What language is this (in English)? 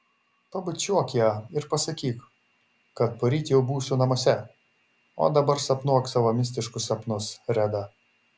Lithuanian